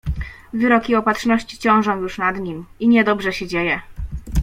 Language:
Polish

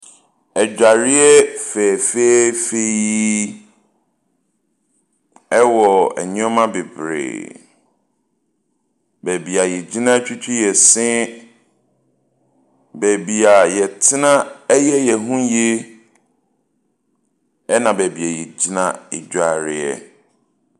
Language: Akan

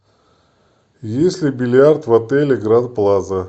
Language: Russian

